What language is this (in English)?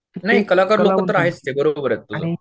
Marathi